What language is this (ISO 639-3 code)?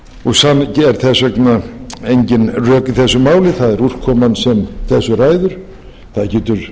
isl